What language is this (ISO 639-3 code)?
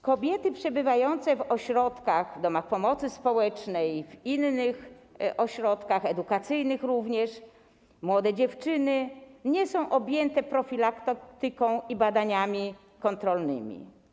pol